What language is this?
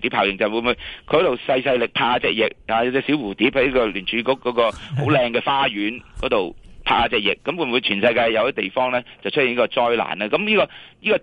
Chinese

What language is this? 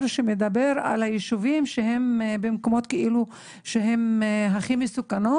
Hebrew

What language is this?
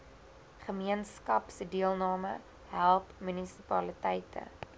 Afrikaans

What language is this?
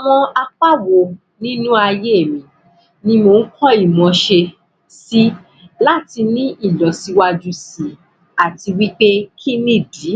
Yoruba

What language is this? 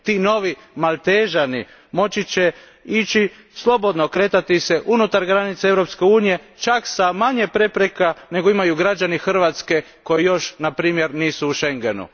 Croatian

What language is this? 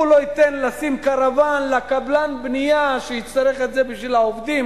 Hebrew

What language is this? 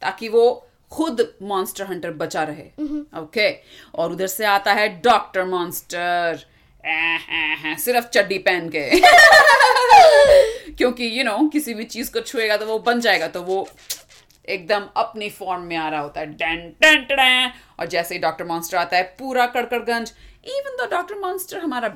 Hindi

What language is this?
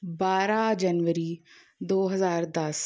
Punjabi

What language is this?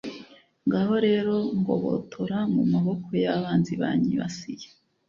Kinyarwanda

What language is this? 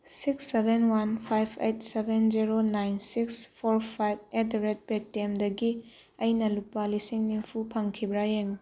Manipuri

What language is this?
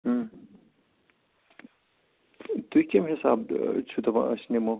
Kashmiri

